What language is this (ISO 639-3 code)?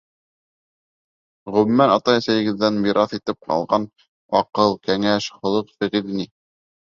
bak